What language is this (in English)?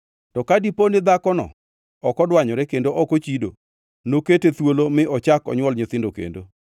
Luo (Kenya and Tanzania)